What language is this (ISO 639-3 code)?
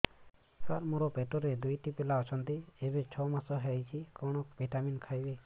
ori